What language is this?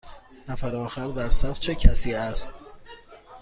Persian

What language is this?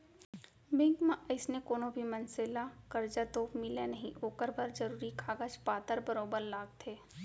Chhattisgarhi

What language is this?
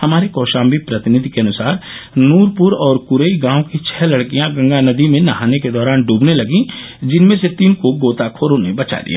Hindi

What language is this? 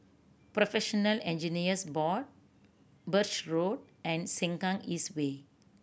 English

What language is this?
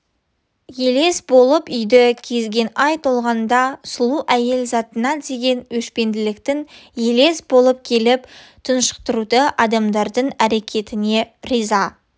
Kazakh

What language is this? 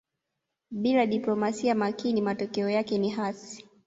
Swahili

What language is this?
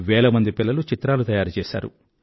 Telugu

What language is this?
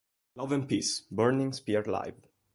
Italian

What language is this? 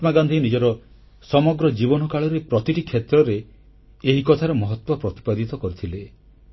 Odia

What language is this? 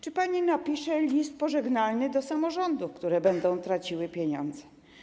Polish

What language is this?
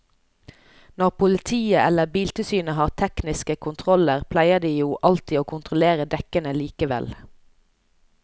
Norwegian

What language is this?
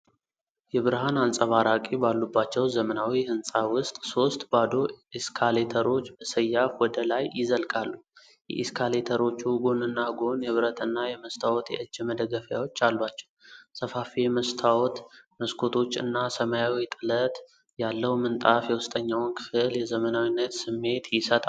Amharic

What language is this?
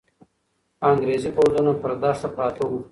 Pashto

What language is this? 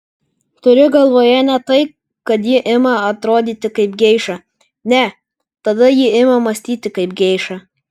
Lithuanian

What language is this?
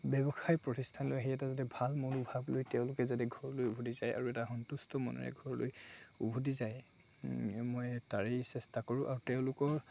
Assamese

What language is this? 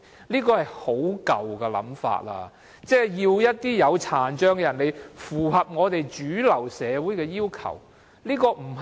Cantonese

